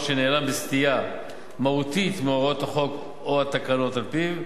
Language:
Hebrew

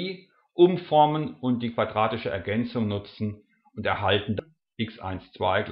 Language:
German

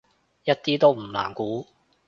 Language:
Cantonese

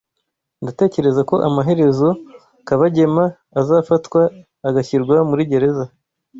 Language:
Kinyarwanda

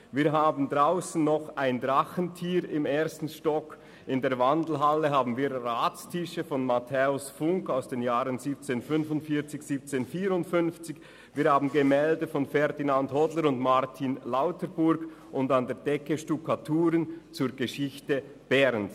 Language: Swiss German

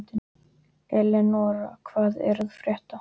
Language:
Icelandic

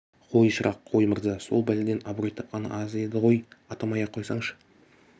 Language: Kazakh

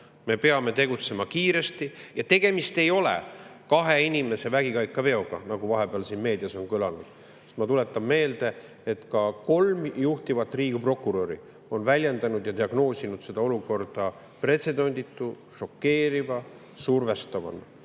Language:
Estonian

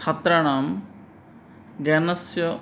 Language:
Sanskrit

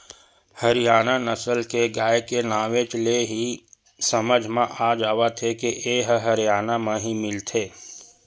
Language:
Chhattisgarhi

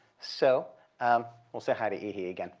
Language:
English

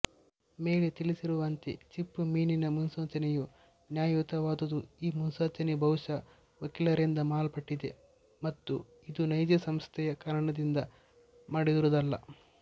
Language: Kannada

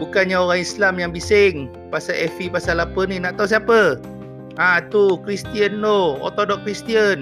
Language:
Malay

